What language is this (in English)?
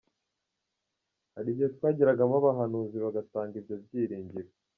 Kinyarwanda